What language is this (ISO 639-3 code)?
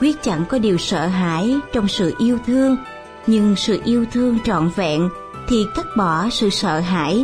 vie